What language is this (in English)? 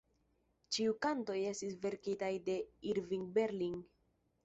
Esperanto